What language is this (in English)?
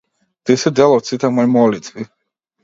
Macedonian